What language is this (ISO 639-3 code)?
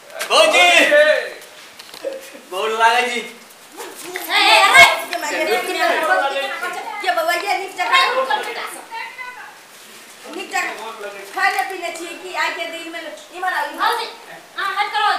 hin